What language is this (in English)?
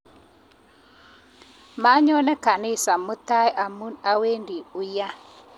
Kalenjin